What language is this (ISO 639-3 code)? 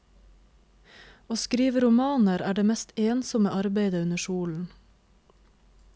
nor